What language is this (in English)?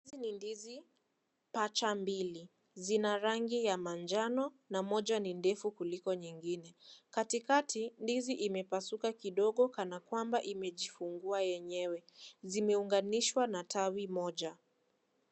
Swahili